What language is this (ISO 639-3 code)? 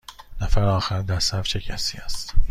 fas